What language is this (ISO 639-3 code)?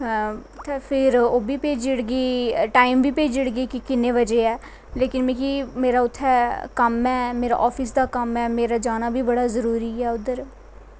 doi